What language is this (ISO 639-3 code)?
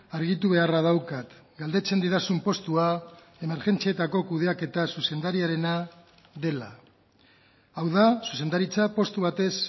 eus